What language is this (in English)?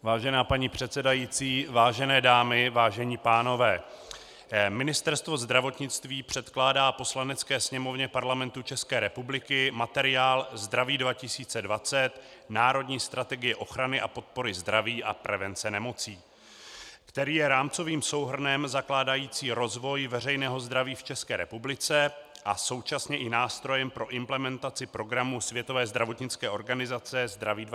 Czech